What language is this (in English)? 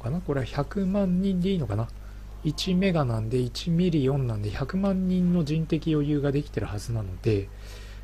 Japanese